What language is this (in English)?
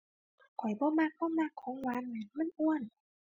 Thai